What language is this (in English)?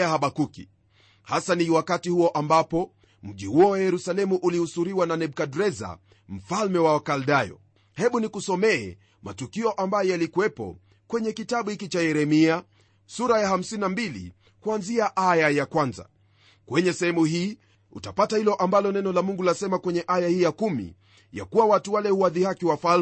Swahili